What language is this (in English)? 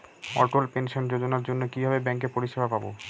Bangla